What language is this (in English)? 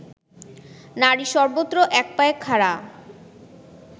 Bangla